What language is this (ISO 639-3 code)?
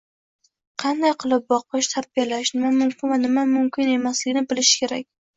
uzb